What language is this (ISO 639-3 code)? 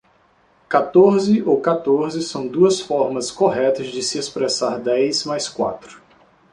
por